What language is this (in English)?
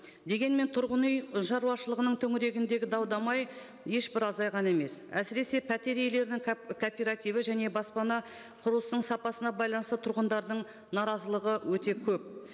Kazakh